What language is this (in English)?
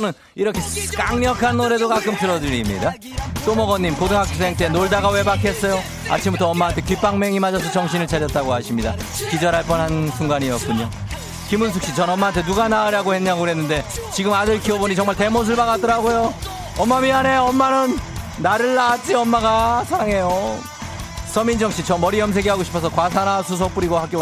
Korean